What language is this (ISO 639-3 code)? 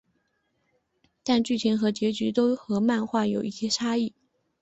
zho